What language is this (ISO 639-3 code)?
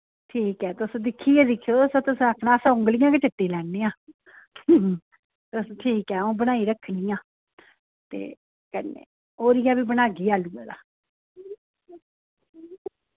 doi